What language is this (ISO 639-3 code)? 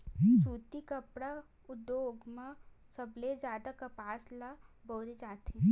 hne